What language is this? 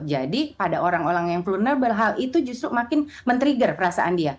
Indonesian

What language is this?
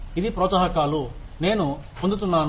Telugu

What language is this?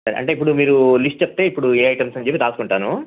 Telugu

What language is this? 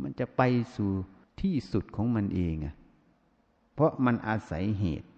Thai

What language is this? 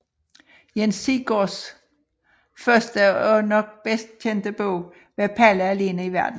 Danish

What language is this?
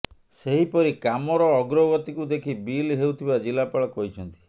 Odia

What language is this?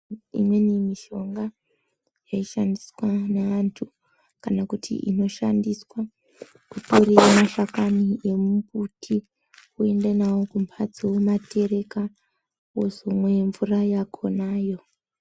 Ndau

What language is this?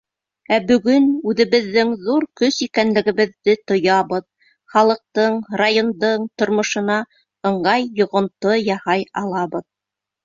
Bashkir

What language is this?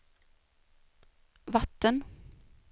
Swedish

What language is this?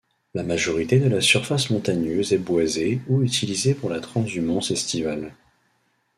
French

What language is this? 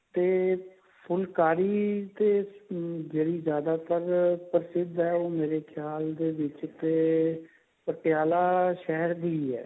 Punjabi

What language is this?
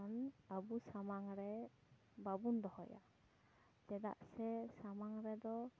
Santali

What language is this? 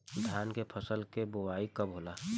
Bhojpuri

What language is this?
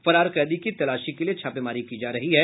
Hindi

